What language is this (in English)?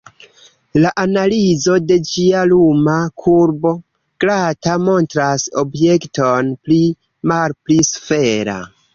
Esperanto